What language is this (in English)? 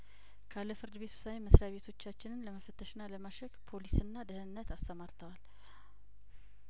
Amharic